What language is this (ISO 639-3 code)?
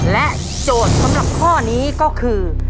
tha